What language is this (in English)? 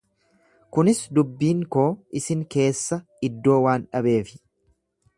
Oromo